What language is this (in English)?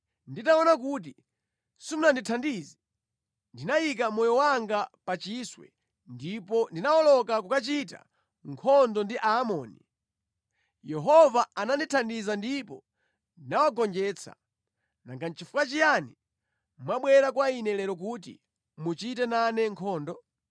Nyanja